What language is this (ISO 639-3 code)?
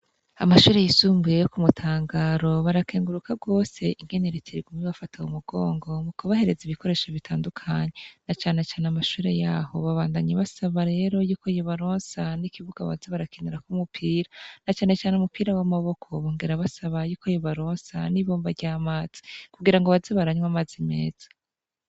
run